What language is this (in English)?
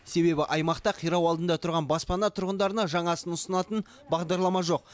Kazakh